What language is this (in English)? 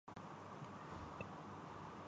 Urdu